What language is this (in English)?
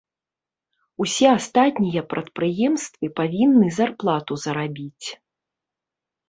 Belarusian